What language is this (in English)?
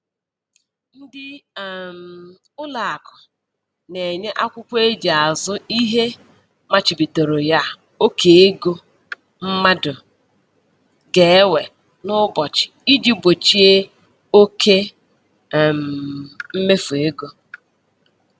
Igbo